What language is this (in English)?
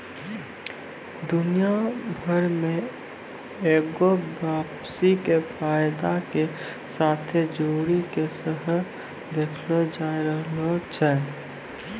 Maithili